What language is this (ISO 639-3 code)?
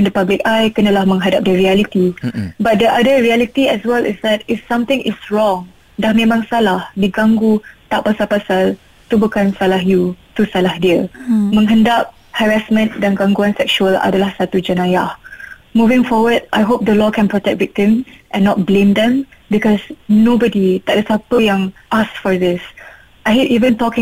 msa